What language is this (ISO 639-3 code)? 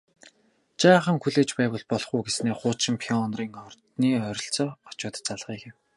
mon